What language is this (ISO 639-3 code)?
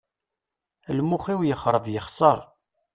kab